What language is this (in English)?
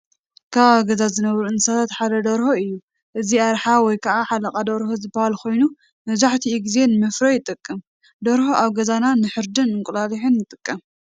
Tigrinya